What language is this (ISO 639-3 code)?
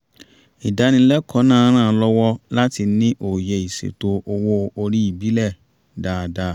yor